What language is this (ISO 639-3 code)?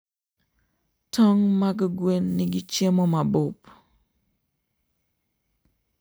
luo